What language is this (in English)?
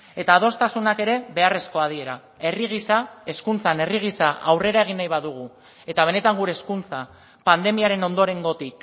Basque